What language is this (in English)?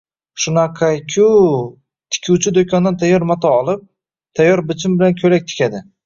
Uzbek